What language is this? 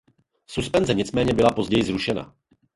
Czech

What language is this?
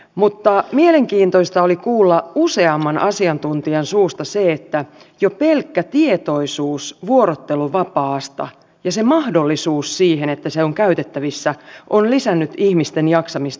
Finnish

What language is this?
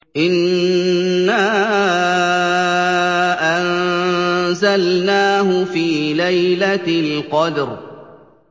Arabic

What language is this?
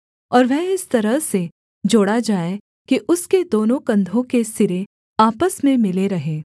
Hindi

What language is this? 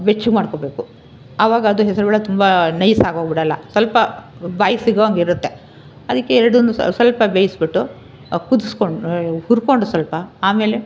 Kannada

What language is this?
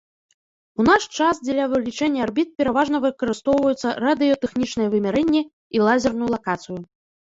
Belarusian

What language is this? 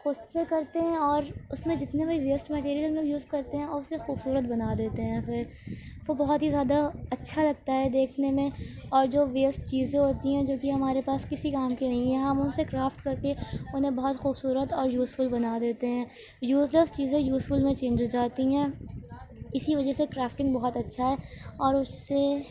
Urdu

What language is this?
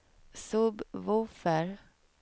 Swedish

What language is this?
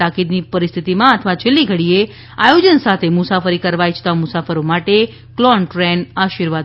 Gujarati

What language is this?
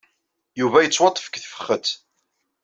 Kabyle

